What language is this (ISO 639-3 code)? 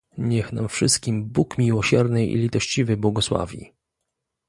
pol